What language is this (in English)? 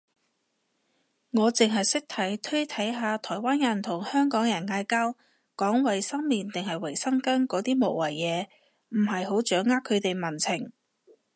Cantonese